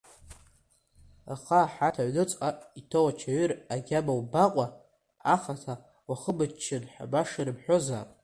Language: Abkhazian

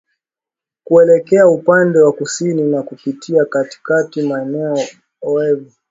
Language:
Swahili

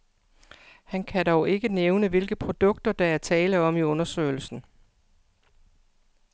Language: Danish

